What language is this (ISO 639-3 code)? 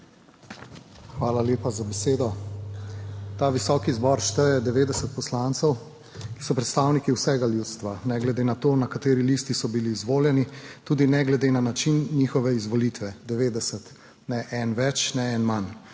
slv